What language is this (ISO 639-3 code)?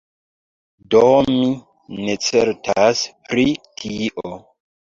epo